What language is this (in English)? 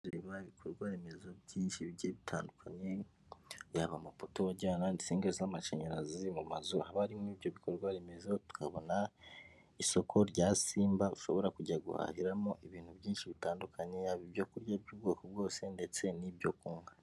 Kinyarwanda